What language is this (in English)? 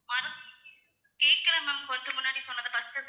Tamil